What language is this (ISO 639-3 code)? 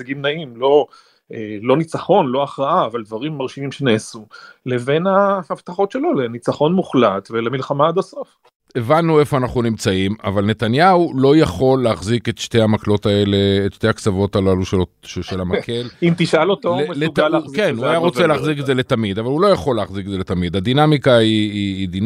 heb